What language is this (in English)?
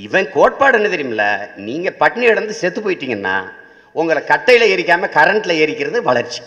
Tamil